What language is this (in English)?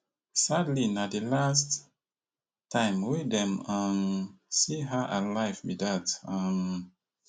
Nigerian Pidgin